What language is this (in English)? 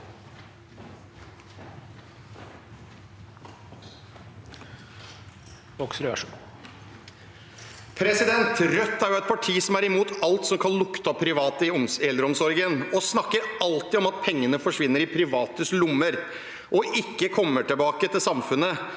Norwegian